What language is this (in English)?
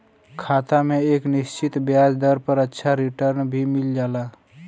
Bhojpuri